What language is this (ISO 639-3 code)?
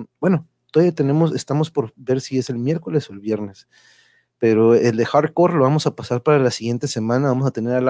spa